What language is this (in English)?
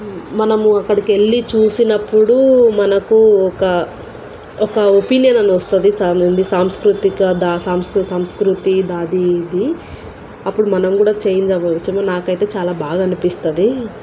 Telugu